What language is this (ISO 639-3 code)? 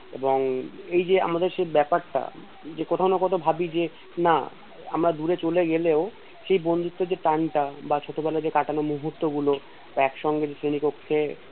ben